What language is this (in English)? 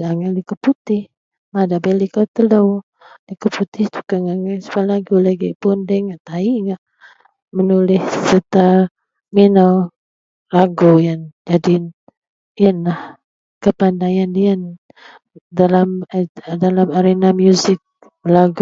Central Melanau